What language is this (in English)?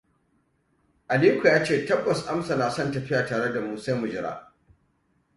Hausa